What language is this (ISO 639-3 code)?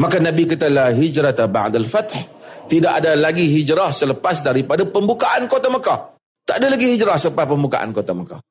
msa